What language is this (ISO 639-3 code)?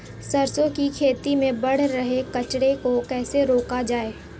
hin